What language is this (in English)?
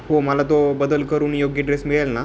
Marathi